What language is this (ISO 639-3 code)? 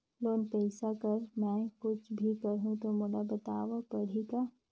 hne